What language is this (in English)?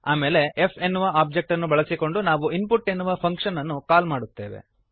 Kannada